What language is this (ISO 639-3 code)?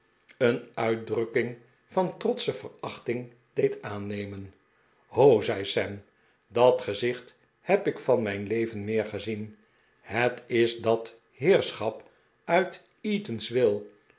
nld